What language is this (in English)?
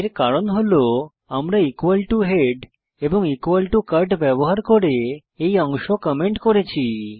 Bangla